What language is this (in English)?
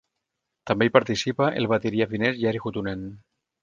Catalan